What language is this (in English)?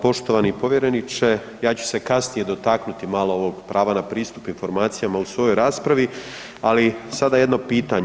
Croatian